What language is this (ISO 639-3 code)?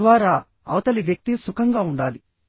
tel